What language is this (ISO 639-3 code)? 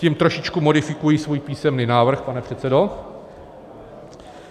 ces